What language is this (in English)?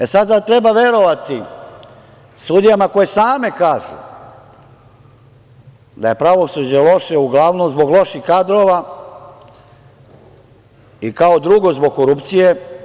Serbian